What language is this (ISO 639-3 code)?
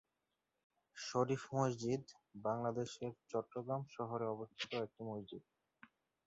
ben